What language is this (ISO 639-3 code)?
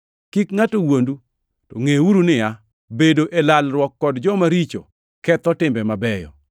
luo